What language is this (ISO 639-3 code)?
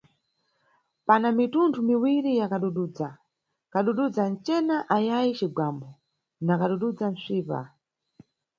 nyu